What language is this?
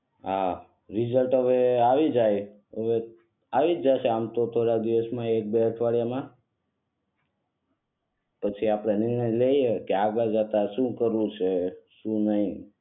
Gujarati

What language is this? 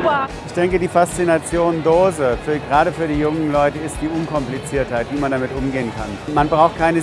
German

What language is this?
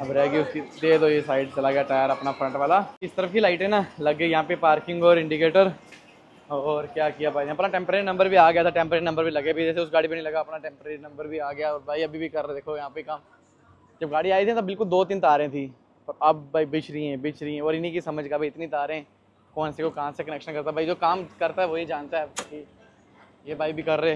Hindi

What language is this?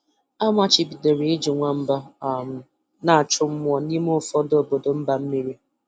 Igbo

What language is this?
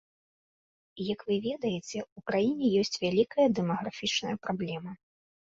Belarusian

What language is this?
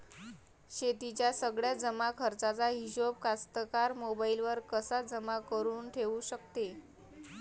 Marathi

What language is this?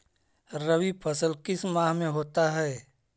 Magahi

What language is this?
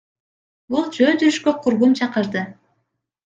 Kyrgyz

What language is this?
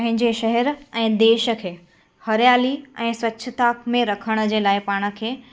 Sindhi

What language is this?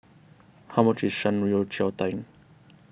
English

